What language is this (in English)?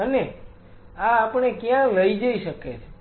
Gujarati